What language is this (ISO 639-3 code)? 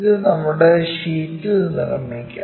mal